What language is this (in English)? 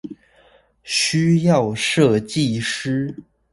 Chinese